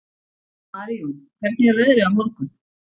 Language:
Icelandic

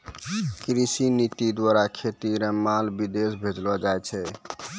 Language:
Maithili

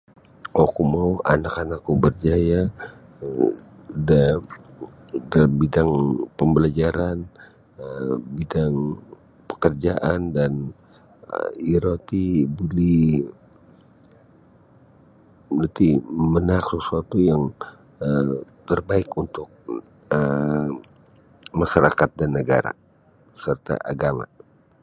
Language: Sabah Bisaya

